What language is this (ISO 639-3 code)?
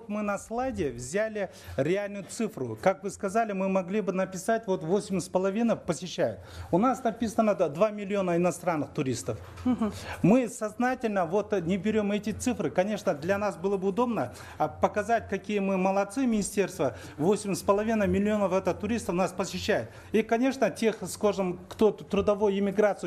rus